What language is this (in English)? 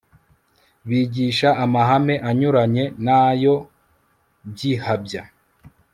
Kinyarwanda